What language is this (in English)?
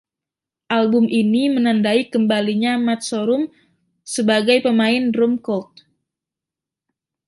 Indonesian